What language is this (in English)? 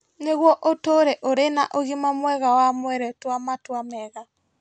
Kikuyu